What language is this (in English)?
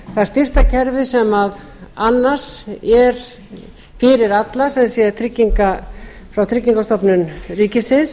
Icelandic